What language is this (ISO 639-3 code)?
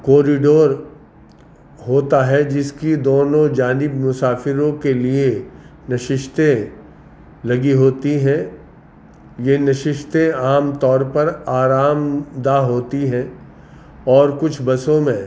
urd